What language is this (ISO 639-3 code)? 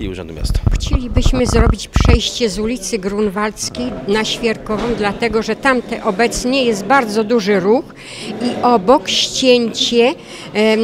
pol